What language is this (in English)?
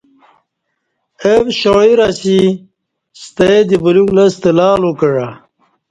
Kati